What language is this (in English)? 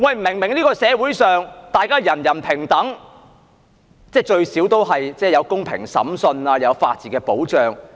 Cantonese